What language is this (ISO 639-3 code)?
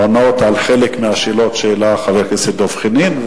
heb